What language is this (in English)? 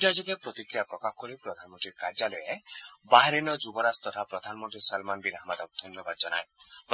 Assamese